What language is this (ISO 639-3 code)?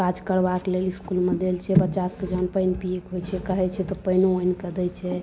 mai